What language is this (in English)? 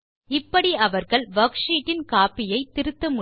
Tamil